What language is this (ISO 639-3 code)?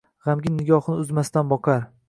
uzb